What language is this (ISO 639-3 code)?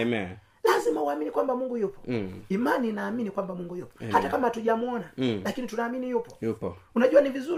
swa